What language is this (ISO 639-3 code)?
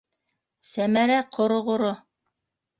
bak